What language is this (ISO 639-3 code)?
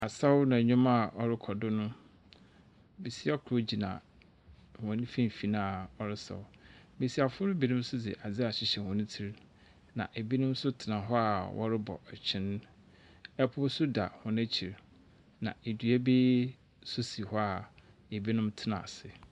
aka